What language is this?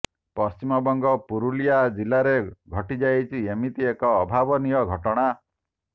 Odia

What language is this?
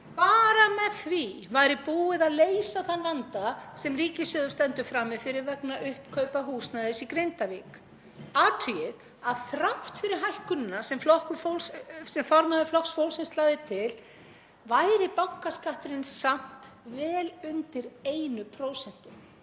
Icelandic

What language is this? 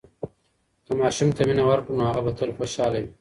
Pashto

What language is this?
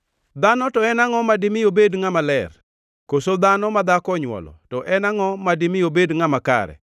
Luo (Kenya and Tanzania)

